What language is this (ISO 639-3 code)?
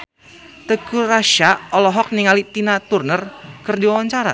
sun